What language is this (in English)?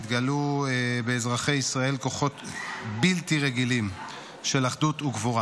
Hebrew